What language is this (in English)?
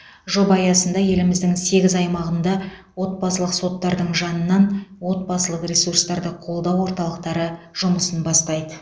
Kazakh